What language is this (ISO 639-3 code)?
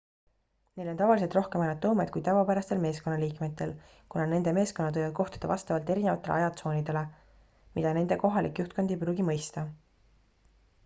est